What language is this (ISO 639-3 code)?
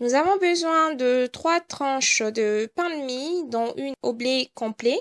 fra